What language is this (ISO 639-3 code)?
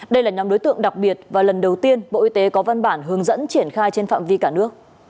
vie